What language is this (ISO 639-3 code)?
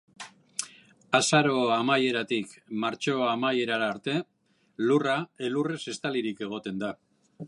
eus